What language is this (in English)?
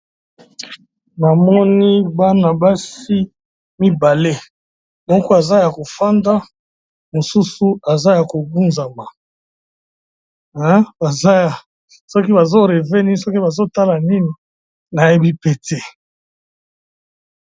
Lingala